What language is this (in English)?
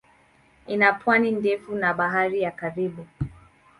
Swahili